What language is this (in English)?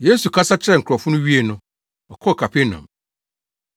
Akan